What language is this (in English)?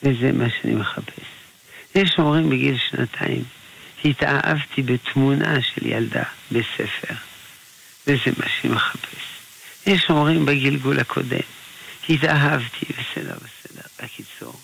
Hebrew